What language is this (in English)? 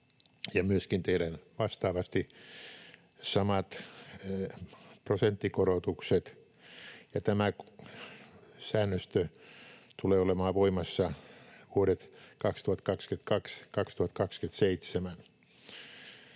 Finnish